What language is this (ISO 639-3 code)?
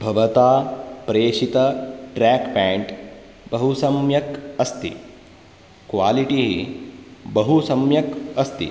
san